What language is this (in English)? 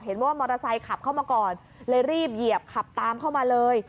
Thai